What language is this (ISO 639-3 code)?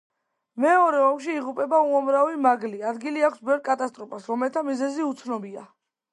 kat